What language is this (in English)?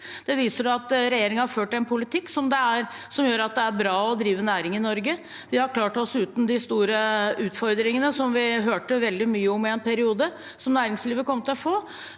Norwegian